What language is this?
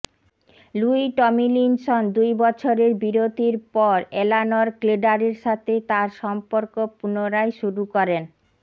Bangla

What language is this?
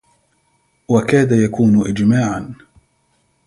Arabic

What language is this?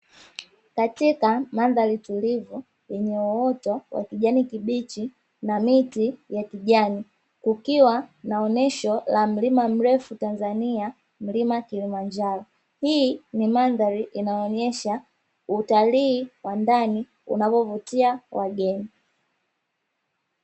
Swahili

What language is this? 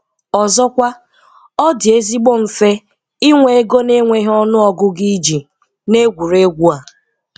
Igbo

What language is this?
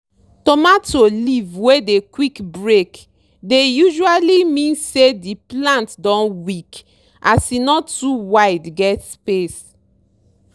Nigerian Pidgin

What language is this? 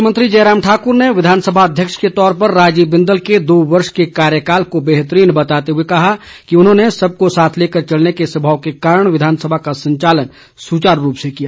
Hindi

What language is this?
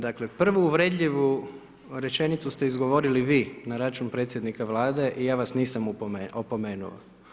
Croatian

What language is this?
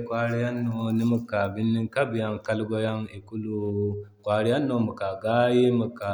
Zarma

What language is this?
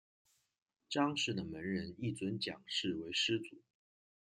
Chinese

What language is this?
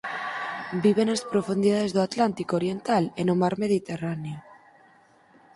Galician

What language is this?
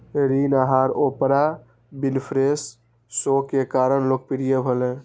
Maithili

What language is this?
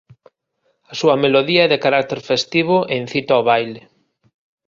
Galician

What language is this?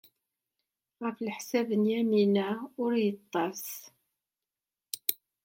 Kabyle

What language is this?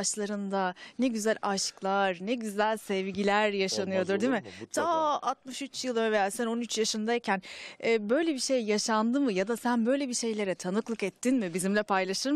Turkish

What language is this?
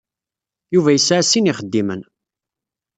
Kabyle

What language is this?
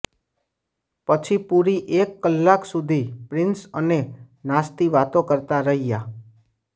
Gujarati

